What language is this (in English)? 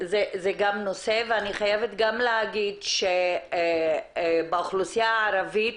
Hebrew